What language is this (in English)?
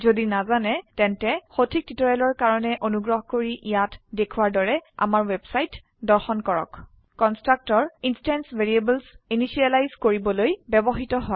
Assamese